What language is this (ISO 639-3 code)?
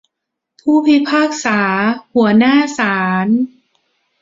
tha